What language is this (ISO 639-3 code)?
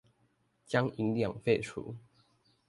zho